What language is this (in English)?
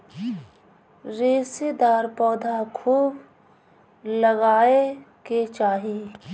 Bhojpuri